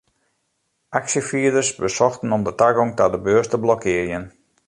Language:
Western Frisian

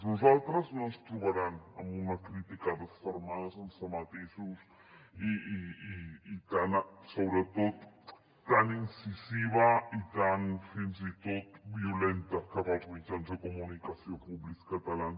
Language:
Catalan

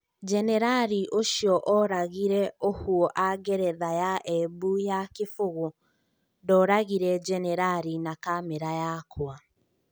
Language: Kikuyu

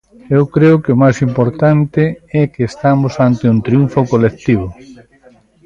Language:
Galician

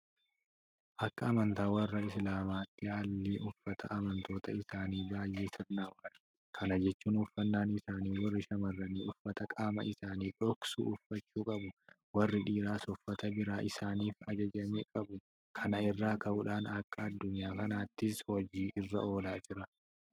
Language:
Oromo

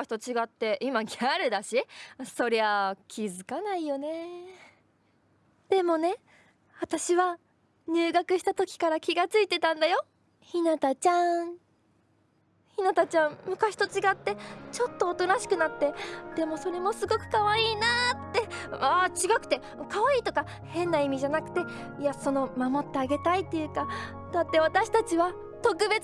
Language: Japanese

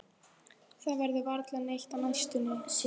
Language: Icelandic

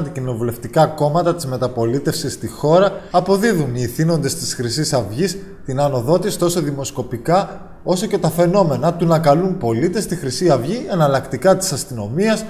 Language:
Greek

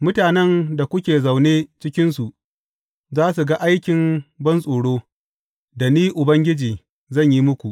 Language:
Hausa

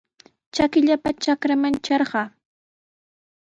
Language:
Sihuas Ancash Quechua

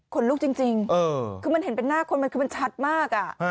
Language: Thai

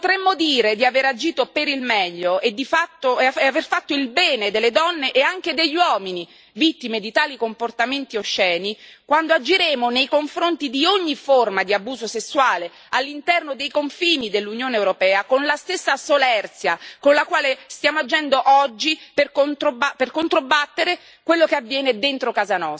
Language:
Italian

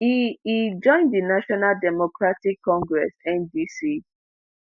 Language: Nigerian Pidgin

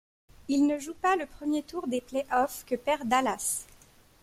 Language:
French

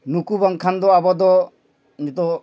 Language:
Santali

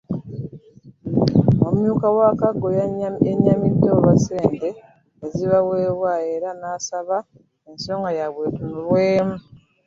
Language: Ganda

